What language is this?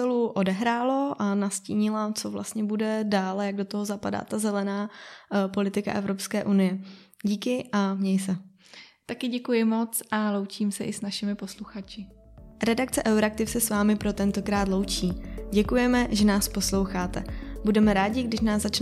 Czech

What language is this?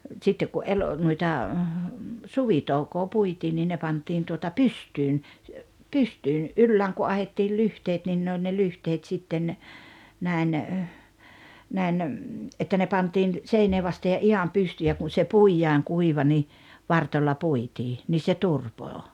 Finnish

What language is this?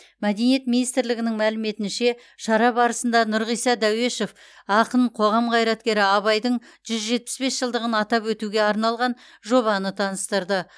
Kazakh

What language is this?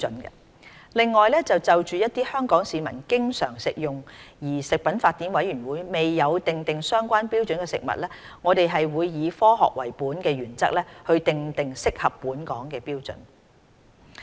Cantonese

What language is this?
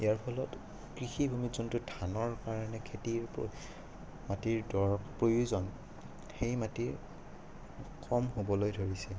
Assamese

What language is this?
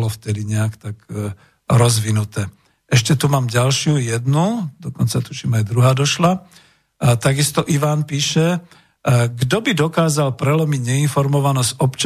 Slovak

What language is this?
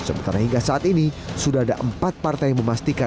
Indonesian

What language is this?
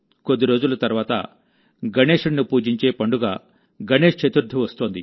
Telugu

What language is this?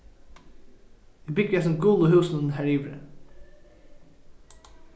Faroese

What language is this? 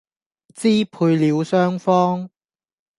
Cantonese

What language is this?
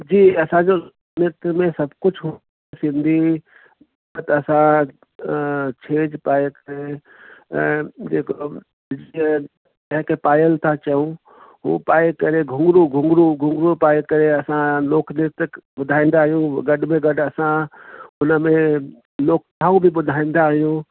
Sindhi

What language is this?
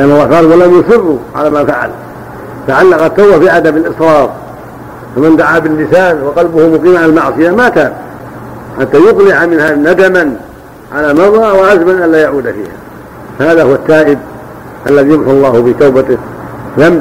Arabic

